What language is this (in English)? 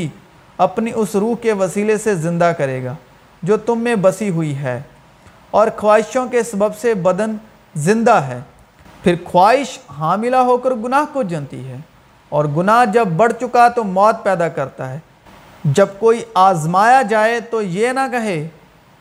Urdu